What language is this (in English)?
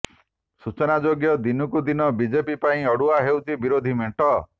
Odia